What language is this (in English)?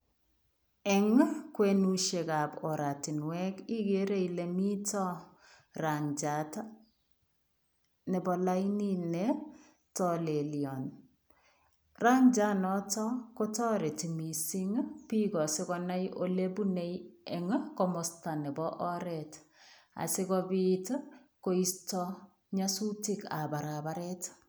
Kalenjin